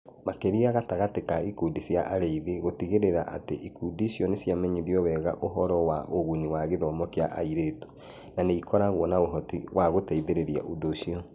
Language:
Kikuyu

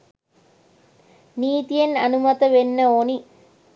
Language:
Sinhala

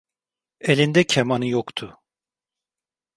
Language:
Turkish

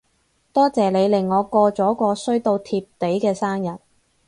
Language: Cantonese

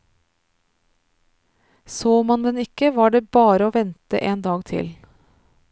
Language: Norwegian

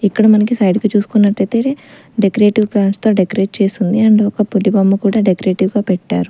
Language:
Telugu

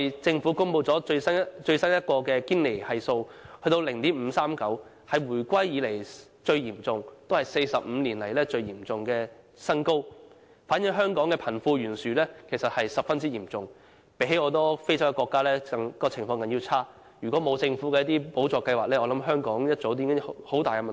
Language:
Cantonese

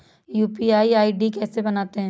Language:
Hindi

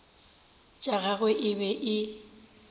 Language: Northern Sotho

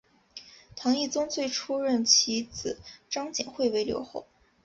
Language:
Chinese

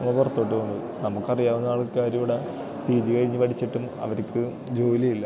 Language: Malayalam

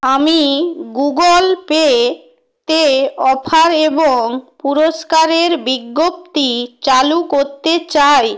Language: Bangla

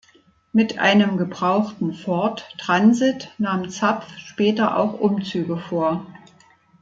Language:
German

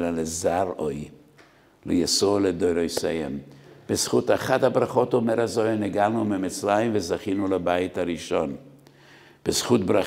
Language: Hebrew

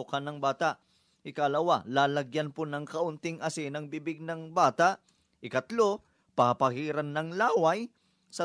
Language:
Filipino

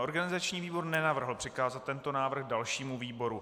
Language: Czech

